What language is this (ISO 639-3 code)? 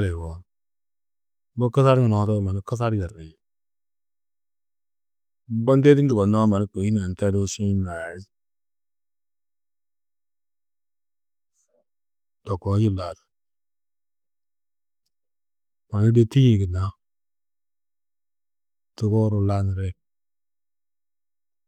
tuq